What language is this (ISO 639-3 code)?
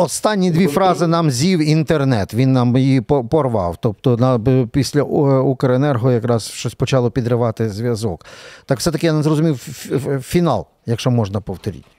ukr